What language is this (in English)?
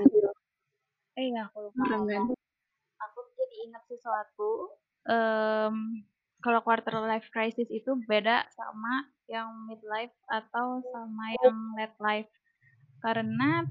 Indonesian